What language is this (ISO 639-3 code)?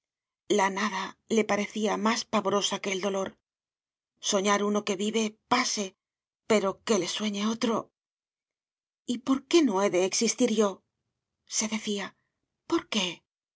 spa